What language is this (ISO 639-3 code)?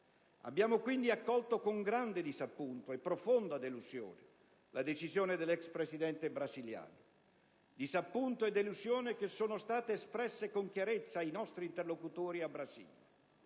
ita